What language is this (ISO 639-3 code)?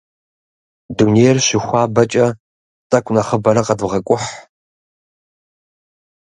kbd